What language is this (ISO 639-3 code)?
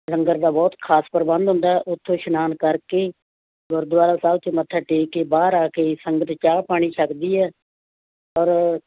pan